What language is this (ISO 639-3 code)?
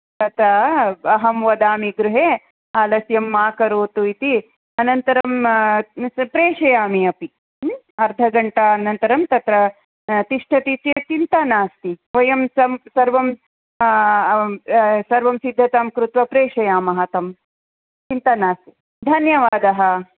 san